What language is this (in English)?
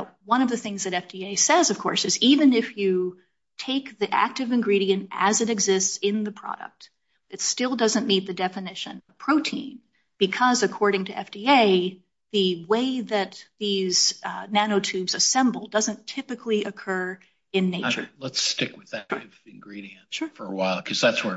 English